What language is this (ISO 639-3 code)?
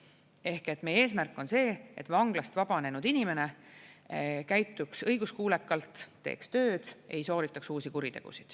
est